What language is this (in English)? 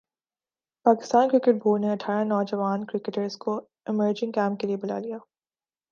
Urdu